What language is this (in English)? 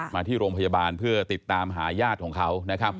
Thai